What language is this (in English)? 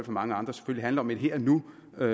Danish